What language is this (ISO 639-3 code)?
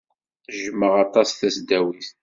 kab